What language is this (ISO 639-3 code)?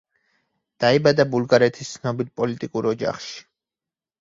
kat